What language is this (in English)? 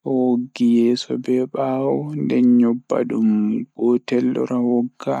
Fula